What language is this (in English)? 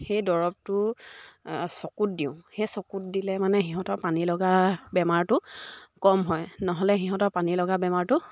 Assamese